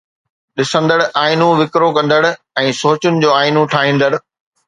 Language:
Sindhi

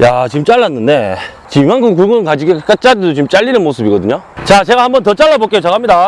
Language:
Korean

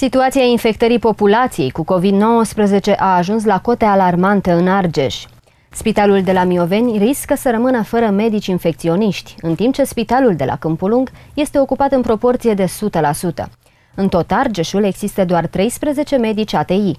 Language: Romanian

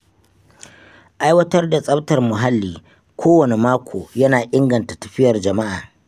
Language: Hausa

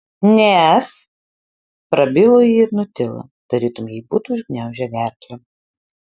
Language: Lithuanian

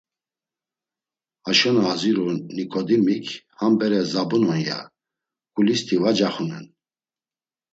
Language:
Laz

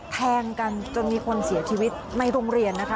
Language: Thai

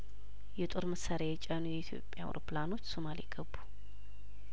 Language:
Amharic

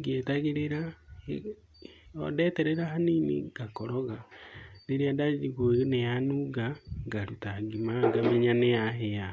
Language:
Kikuyu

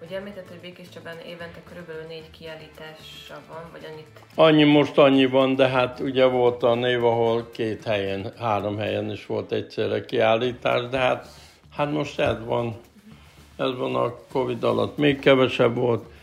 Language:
Hungarian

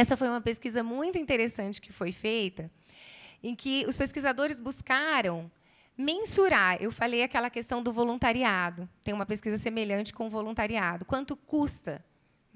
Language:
Portuguese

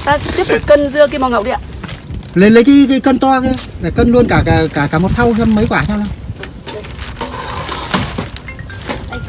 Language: Vietnamese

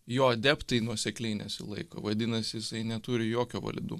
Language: Lithuanian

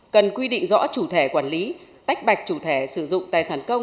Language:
Vietnamese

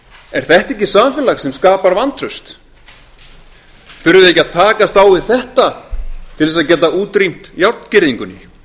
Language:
Icelandic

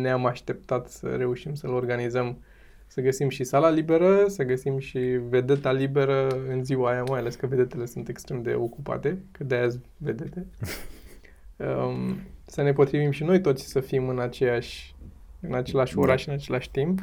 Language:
Romanian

